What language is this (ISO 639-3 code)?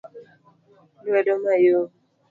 luo